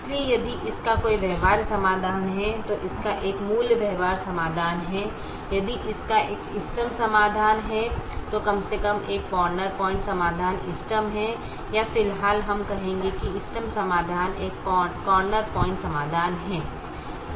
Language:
Hindi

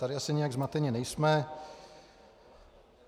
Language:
Czech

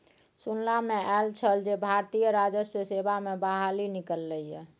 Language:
Maithili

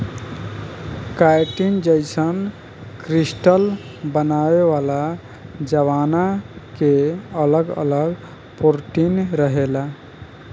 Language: Bhojpuri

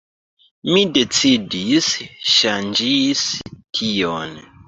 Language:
Esperanto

